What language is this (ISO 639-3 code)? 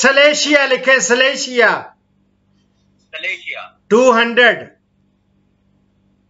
hin